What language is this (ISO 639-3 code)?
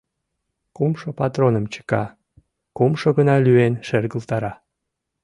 chm